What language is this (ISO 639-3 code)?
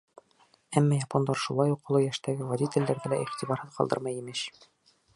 bak